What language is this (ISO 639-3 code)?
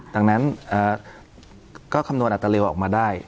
tha